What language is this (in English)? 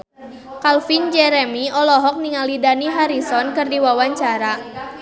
Sundanese